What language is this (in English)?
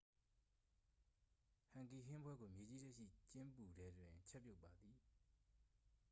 Burmese